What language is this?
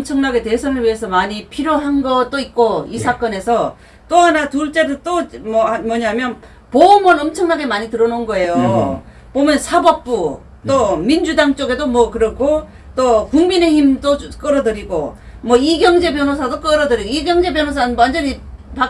Korean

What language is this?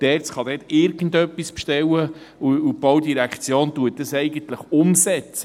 Swiss German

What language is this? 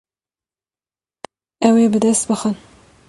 Kurdish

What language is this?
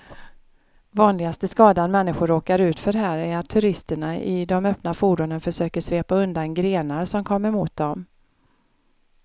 Swedish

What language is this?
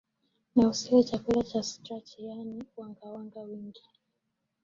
Swahili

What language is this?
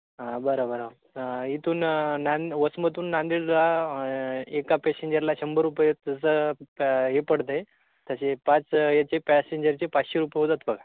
Marathi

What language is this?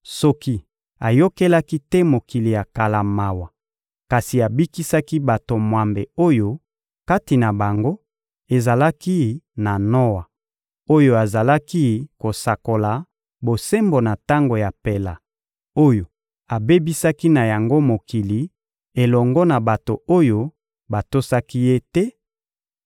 Lingala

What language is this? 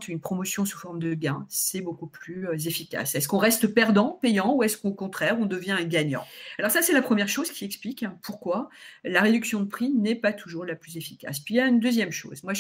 French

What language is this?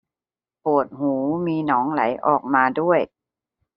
Thai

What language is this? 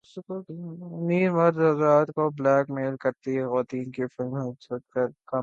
Urdu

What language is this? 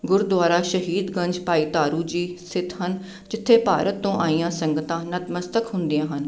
Punjabi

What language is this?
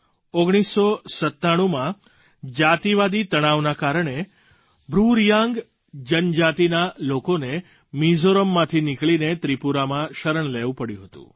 Gujarati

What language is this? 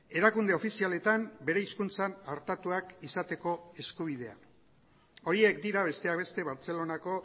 Basque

